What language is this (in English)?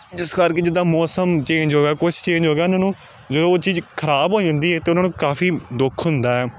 Punjabi